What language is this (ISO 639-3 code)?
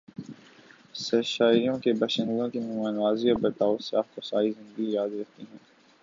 urd